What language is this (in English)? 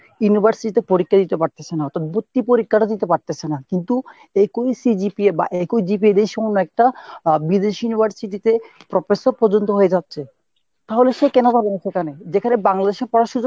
Bangla